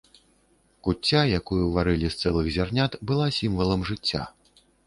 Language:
Belarusian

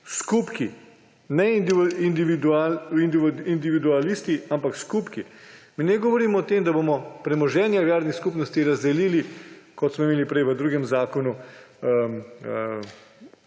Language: Slovenian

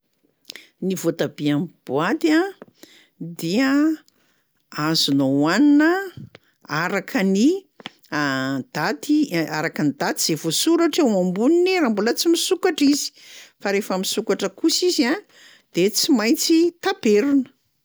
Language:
Malagasy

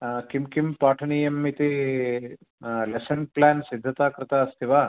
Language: Sanskrit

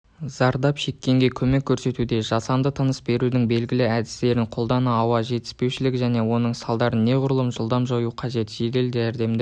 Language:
Kazakh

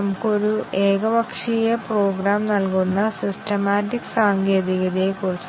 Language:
Malayalam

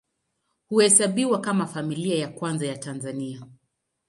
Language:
Swahili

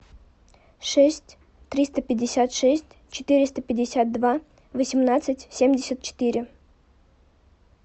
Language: Russian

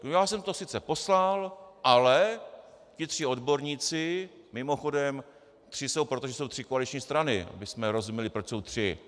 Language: Czech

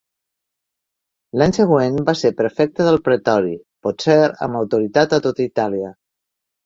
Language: Catalan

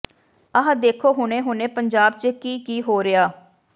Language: Punjabi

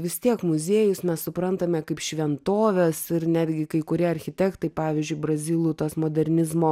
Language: Lithuanian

